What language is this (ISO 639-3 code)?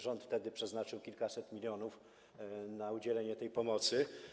pol